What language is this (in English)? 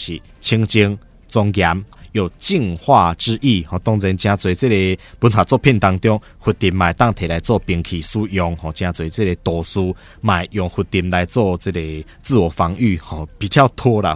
Chinese